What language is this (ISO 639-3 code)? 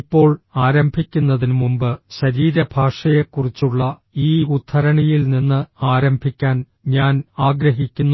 mal